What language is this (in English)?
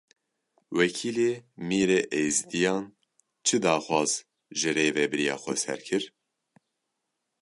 Kurdish